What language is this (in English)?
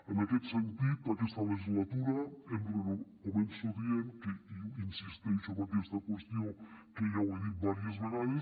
Catalan